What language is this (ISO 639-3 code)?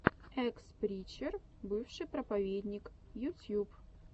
rus